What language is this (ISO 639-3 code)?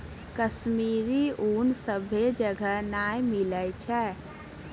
mai